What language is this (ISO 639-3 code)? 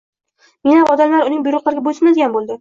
uzb